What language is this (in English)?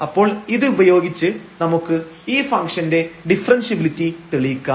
Malayalam